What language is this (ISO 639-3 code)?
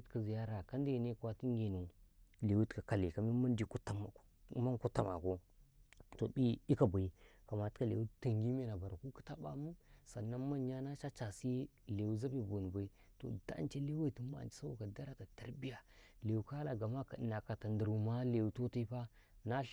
kai